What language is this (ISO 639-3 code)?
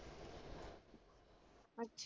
pan